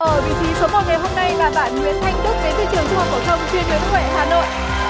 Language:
Vietnamese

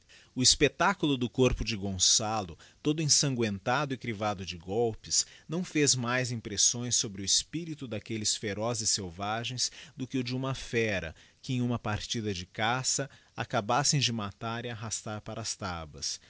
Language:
Portuguese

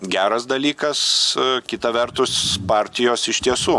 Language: Lithuanian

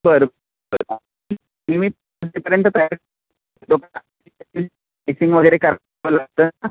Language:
Marathi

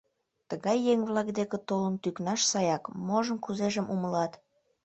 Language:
Mari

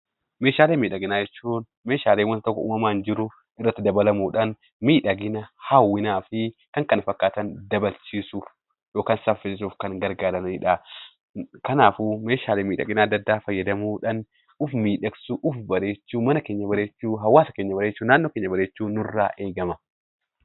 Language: Oromo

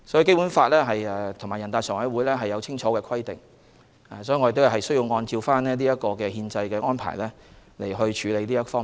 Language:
Cantonese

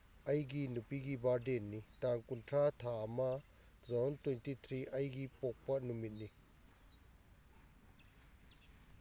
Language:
Manipuri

